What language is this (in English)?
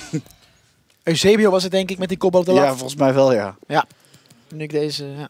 Dutch